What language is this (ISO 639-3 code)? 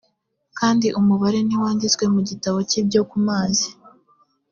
kin